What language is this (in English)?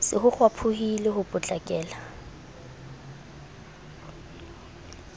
Southern Sotho